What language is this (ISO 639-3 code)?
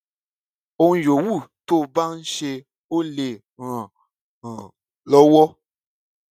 yor